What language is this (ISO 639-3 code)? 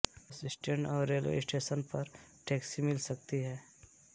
hin